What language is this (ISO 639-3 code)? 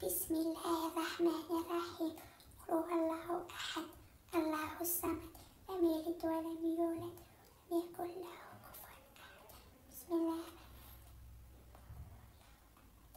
ara